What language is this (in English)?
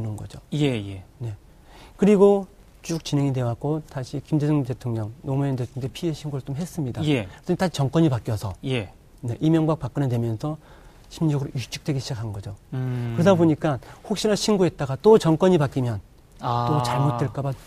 Korean